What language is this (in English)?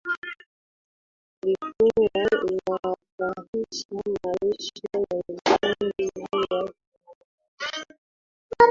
Swahili